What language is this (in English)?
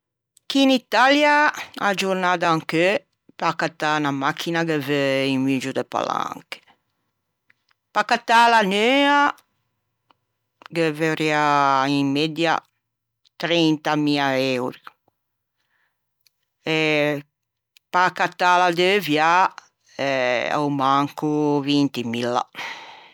Ligurian